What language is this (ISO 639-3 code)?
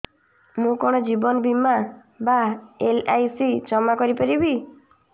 ori